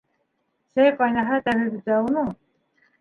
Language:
Bashkir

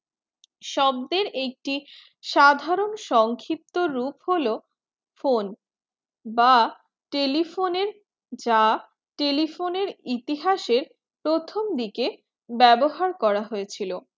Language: Bangla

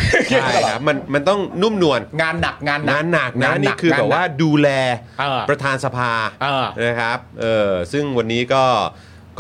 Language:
Thai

